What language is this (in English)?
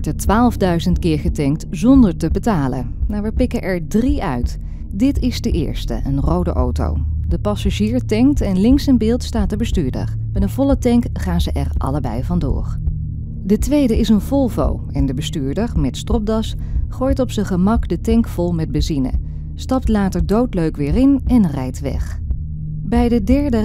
Dutch